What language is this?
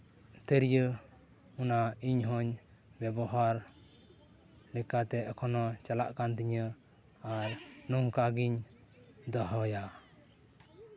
Santali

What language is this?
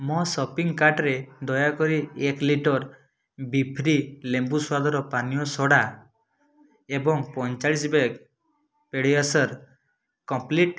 Odia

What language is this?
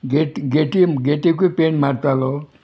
Konkani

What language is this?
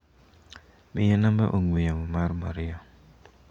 Luo (Kenya and Tanzania)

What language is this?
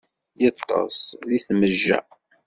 Kabyle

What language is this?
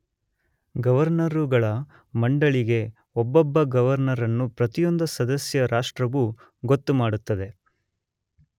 Kannada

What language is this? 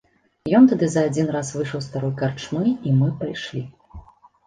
Belarusian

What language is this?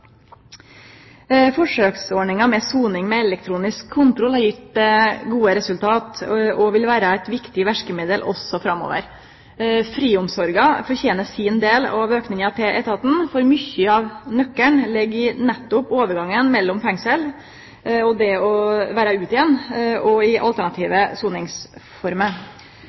Norwegian Nynorsk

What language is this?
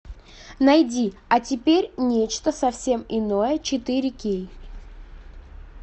Russian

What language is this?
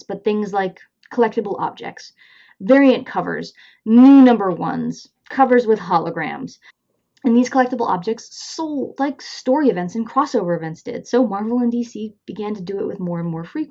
English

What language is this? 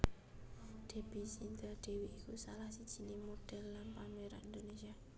Javanese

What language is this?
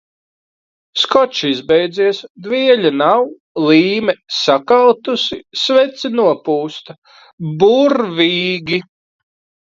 Latvian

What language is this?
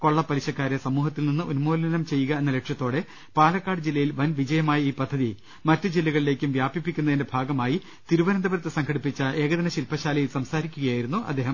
Malayalam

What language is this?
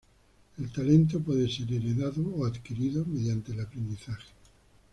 Spanish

